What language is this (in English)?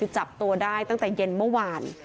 Thai